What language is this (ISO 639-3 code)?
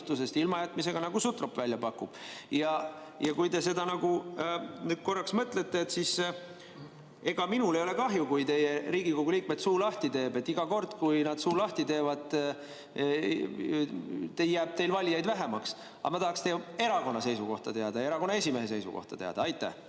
est